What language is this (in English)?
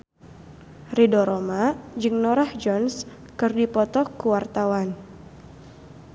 Sundanese